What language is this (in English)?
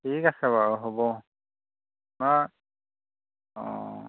Assamese